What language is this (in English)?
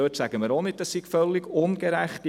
Swiss German